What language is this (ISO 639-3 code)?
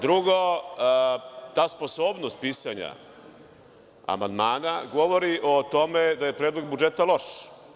srp